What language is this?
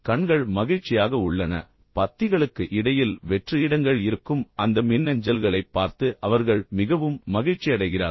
Tamil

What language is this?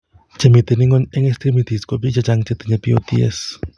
Kalenjin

